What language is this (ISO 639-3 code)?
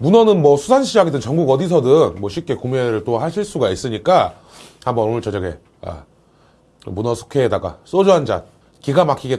kor